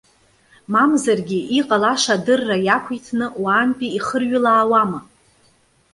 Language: Abkhazian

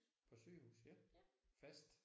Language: Danish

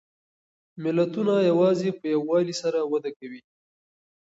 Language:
Pashto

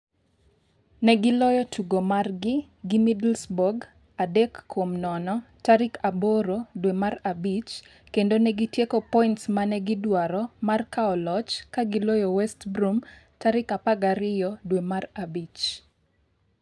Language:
Luo (Kenya and Tanzania)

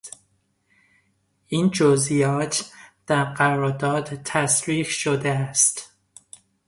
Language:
Persian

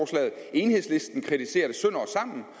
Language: Danish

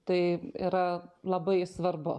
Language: Lithuanian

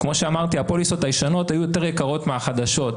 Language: Hebrew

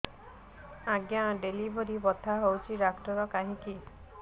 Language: Odia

